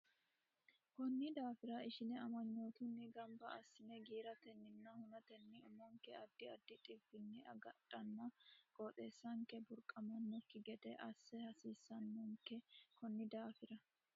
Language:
Sidamo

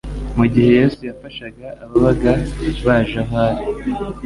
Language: Kinyarwanda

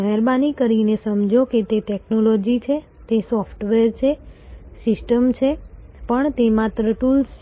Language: Gujarati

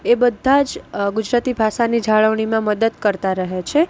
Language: Gujarati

